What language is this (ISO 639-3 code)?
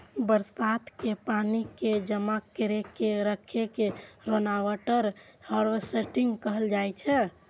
mai